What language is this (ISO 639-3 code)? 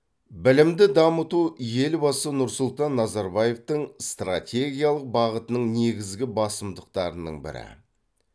kaz